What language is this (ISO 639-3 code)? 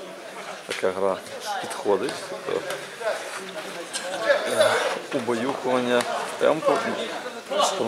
rus